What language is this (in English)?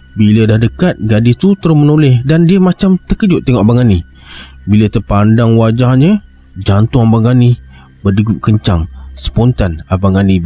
Malay